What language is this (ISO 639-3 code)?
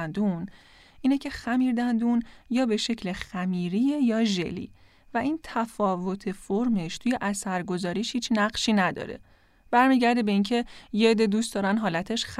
fas